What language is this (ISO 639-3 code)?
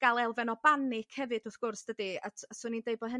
cym